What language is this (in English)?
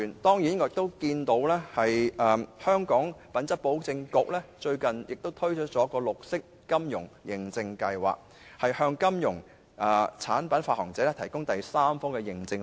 Cantonese